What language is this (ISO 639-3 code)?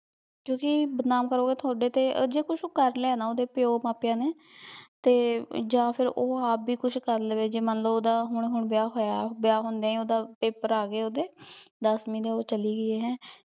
pan